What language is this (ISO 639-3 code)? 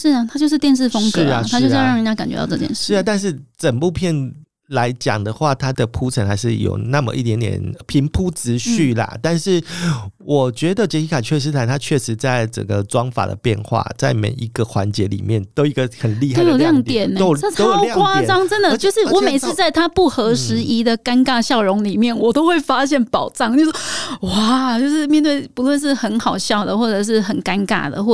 zho